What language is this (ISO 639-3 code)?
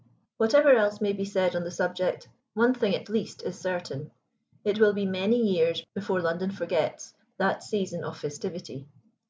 eng